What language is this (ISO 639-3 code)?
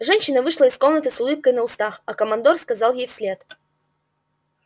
rus